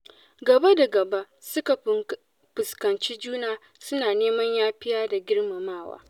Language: Hausa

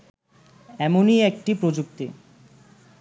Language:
Bangla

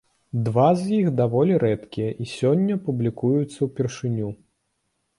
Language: Belarusian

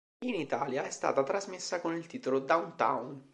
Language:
Italian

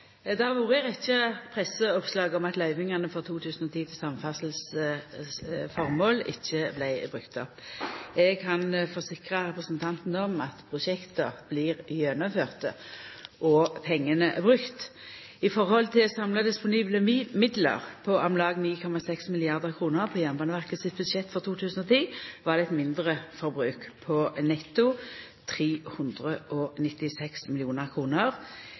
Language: Norwegian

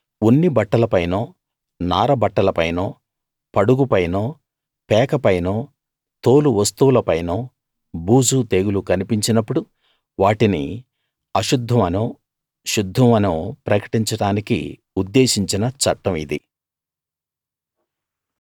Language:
Telugu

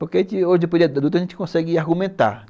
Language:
Portuguese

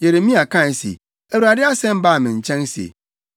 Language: Akan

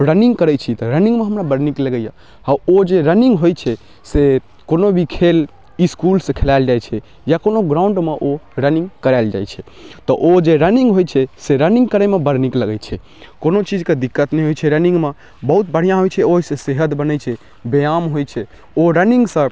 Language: Maithili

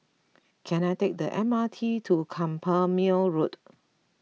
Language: English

